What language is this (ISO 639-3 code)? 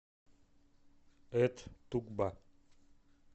rus